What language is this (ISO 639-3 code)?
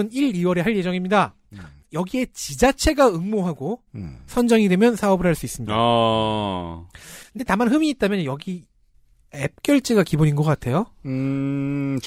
kor